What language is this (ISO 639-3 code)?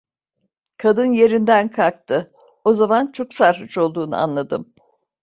tur